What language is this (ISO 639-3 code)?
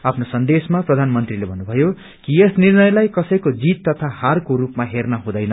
nep